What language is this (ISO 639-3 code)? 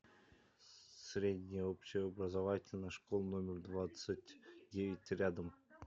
rus